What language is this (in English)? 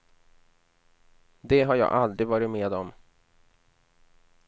Swedish